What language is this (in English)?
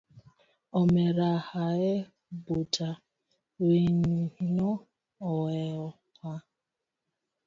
Luo (Kenya and Tanzania)